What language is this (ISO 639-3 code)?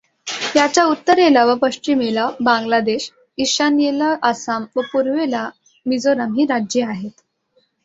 mar